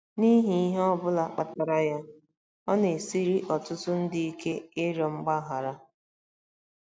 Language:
Igbo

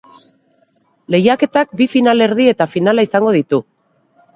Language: Basque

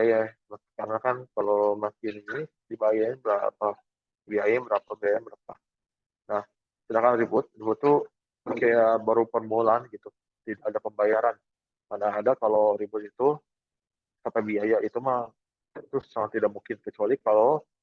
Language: Indonesian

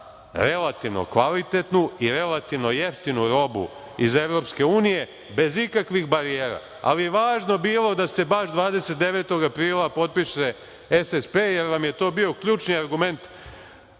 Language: Serbian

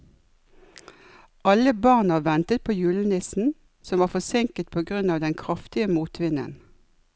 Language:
Norwegian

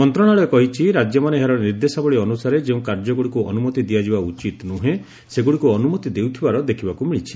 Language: Odia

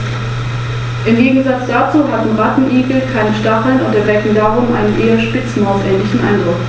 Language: German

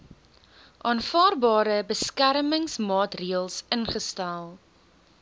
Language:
Afrikaans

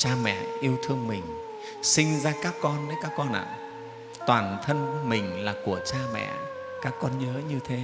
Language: Vietnamese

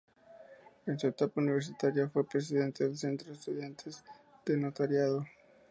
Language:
Spanish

